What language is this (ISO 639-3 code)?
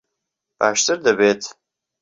ckb